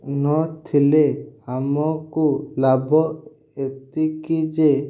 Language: Odia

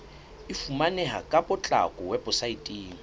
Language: Southern Sotho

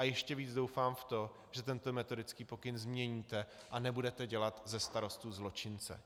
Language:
Czech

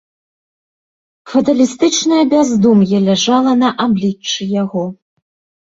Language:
Belarusian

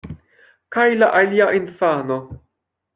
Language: Esperanto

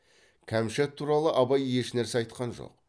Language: Kazakh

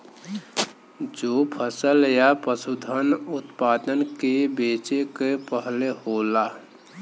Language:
Bhojpuri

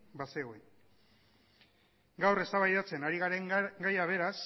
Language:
Basque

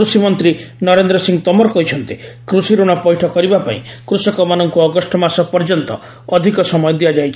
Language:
Odia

